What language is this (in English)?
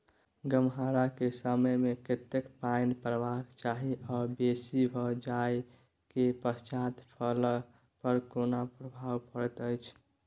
Maithili